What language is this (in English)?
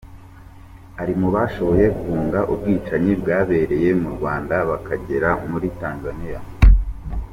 Kinyarwanda